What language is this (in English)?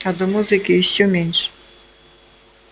Russian